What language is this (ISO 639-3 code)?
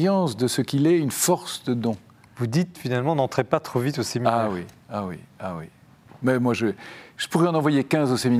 fra